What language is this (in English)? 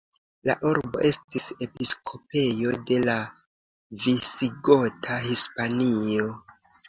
Esperanto